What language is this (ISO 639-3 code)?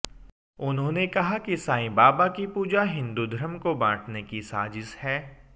hin